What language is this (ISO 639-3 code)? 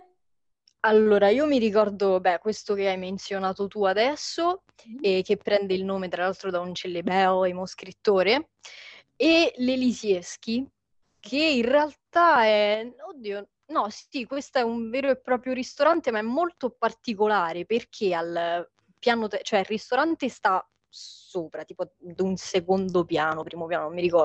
ita